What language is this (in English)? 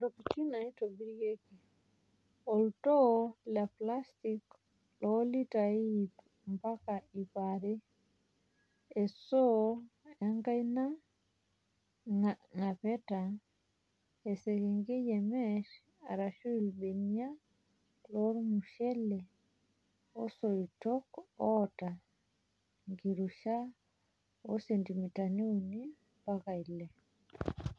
Masai